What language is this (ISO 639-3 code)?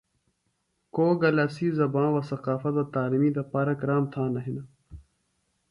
phl